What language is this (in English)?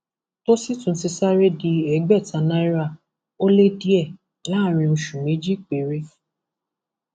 Yoruba